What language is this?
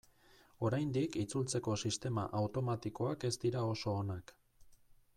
Basque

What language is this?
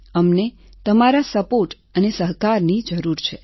Gujarati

